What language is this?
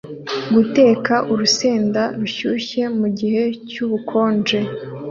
Kinyarwanda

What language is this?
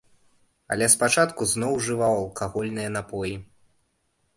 Belarusian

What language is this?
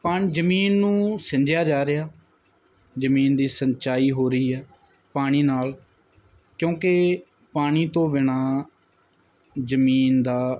Punjabi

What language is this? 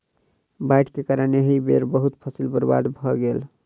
Maithili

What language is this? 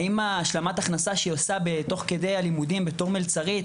Hebrew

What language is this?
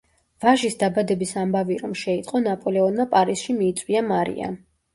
Georgian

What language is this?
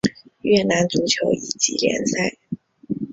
Chinese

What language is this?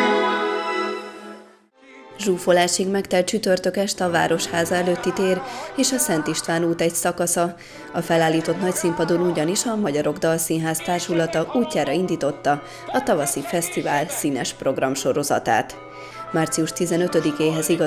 Hungarian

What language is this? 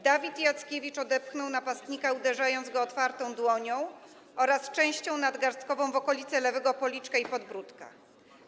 Polish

